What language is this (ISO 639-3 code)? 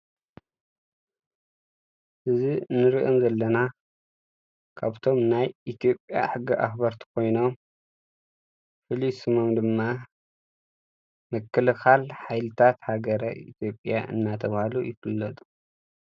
tir